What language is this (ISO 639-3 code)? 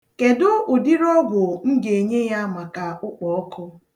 ibo